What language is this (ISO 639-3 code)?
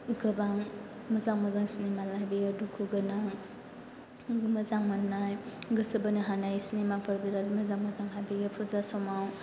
brx